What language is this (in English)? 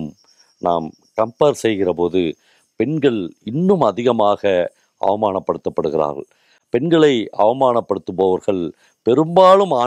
Tamil